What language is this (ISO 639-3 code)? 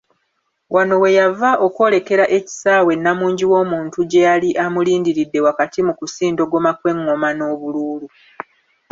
lug